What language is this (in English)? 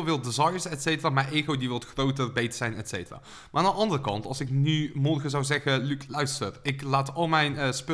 Dutch